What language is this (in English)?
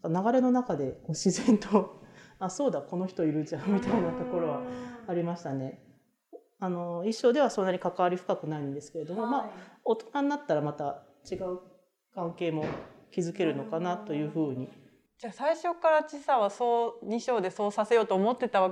Japanese